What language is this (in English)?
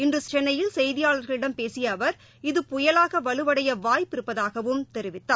Tamil